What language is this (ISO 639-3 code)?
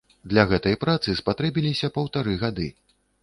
bel